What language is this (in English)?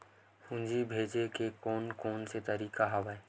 Chhattisgarhi